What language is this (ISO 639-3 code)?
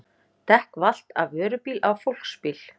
isl